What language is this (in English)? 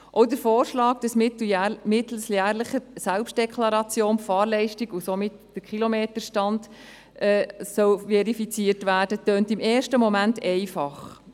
Swiss German